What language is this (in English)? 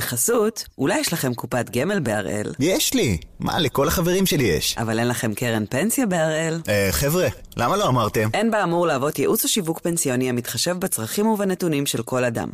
Hebrew